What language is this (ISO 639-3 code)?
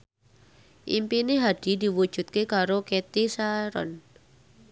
jav